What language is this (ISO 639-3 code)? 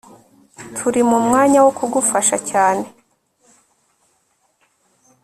kin